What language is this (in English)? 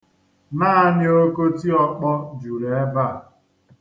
Igbo